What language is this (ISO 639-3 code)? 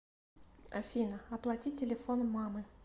rus